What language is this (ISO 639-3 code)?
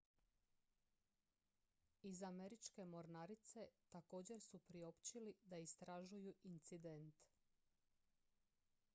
hrv